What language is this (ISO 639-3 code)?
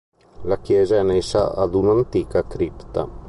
ita